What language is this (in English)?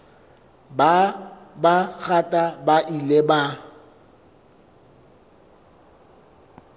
Southern Sotho